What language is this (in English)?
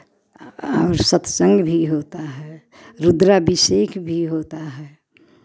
Hindi